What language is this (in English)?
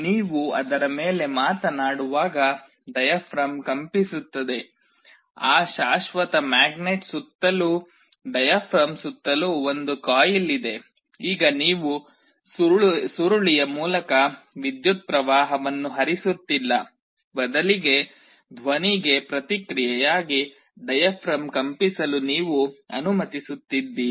Kannada